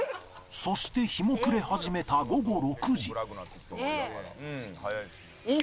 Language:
Japanese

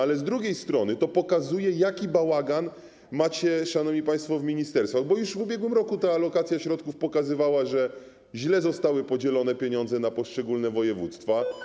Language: Polish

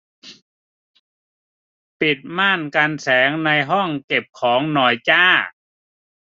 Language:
Thai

